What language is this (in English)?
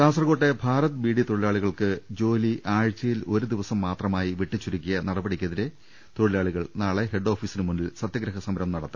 Malayalam